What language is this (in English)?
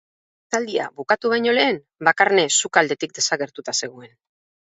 Basque